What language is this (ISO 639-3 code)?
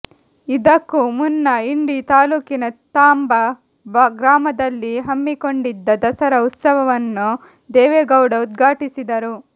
kan